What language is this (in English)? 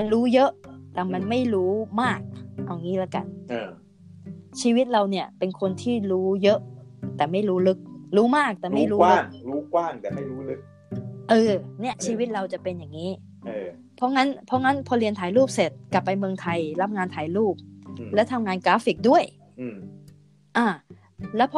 Thai